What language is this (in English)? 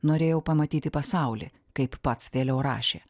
Lithuanian